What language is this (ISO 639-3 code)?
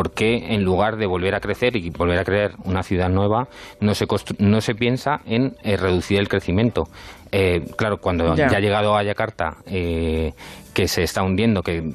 spa